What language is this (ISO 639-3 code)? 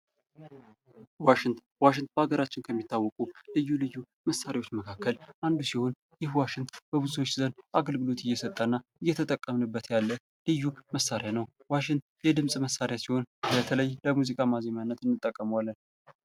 amh